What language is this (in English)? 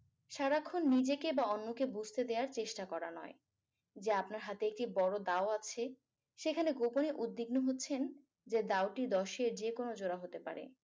Bangla